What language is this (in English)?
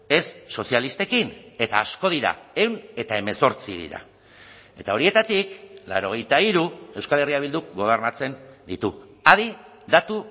Basque